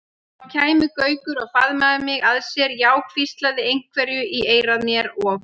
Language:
Icelandic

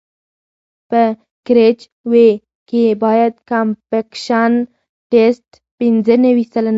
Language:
Pashto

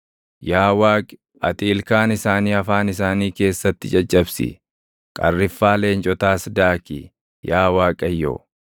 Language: Oromo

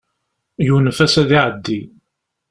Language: Kabyle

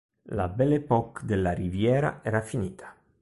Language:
Italian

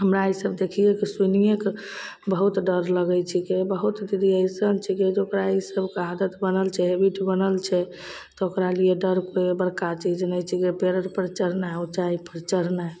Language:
Maithili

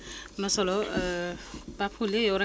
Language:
Wolof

